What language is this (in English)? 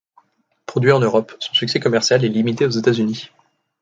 French